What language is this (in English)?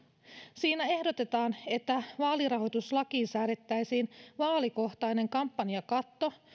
Finnish